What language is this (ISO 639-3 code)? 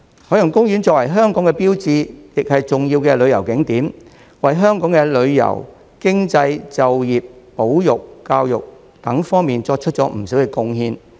yue